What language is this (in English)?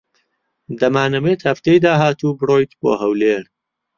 Central Kurdish